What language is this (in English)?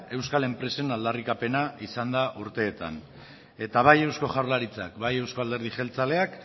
Basque